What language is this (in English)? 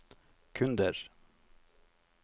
Norwegian